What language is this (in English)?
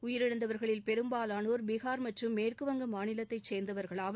Tamil